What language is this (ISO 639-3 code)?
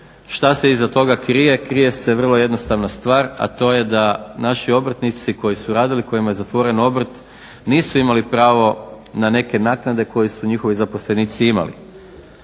hrv